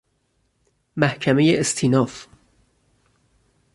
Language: Persian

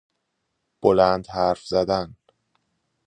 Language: Persian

